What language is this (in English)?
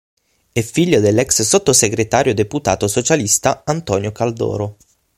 Italian